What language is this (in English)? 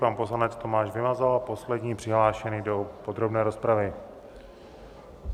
Czech